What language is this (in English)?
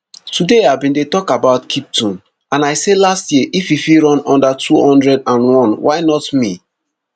Nigerian Pidgin